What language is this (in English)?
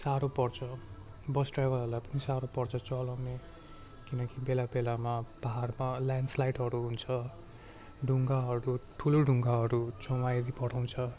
Nepali